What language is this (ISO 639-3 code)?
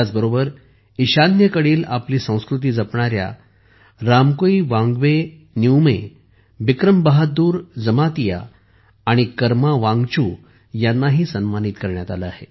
mar